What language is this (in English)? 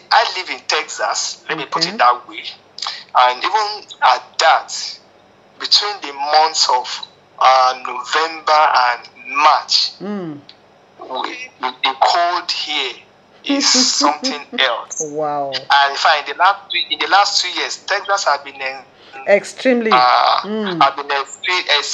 English